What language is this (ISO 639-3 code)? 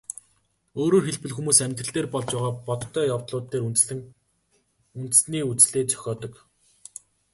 mon